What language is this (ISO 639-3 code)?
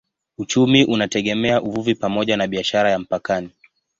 swa